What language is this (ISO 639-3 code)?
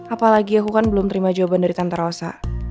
ind